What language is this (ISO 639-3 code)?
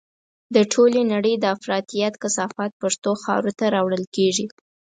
pus